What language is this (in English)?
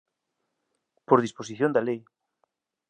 Galician